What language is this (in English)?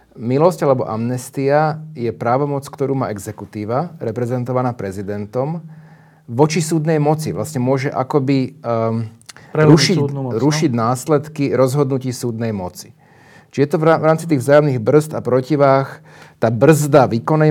Slovak